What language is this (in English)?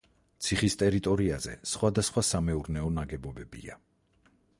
Georgian